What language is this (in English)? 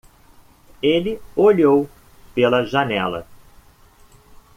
Portuguese